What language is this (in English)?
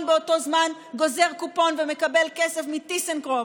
Hebrew